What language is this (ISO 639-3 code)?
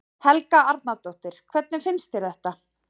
isl